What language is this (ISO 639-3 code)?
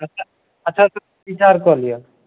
mai